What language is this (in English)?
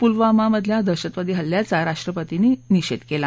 Marathi